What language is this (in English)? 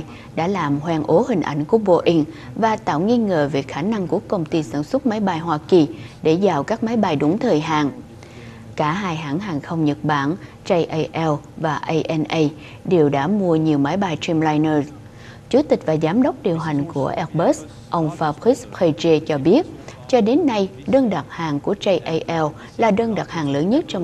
Vietnamese